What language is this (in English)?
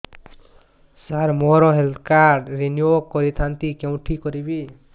Odia